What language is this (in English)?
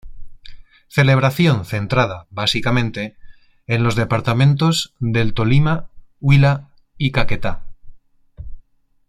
Spanish